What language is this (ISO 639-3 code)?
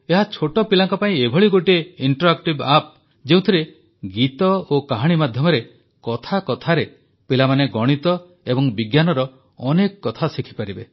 ori